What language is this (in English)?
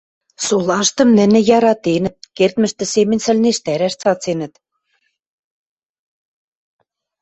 Western Mari